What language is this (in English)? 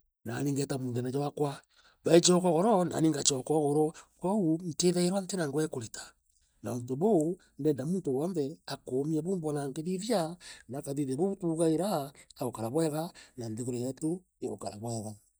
Meru